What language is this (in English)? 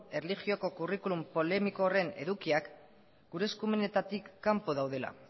Basque